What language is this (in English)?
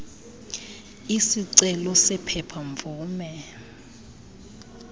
Xhosa